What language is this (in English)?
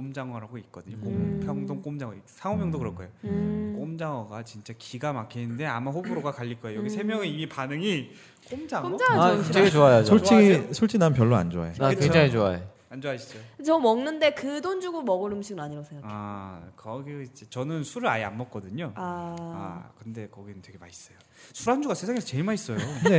Korean